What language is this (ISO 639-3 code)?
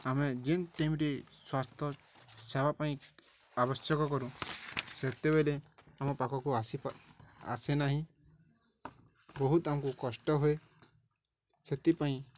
ori